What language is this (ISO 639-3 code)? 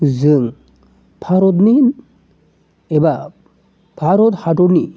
brx